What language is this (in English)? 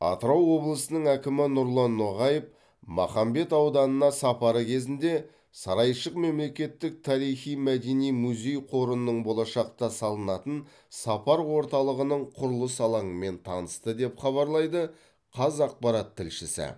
Kazakh